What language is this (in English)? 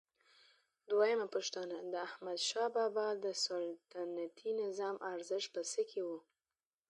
Pashto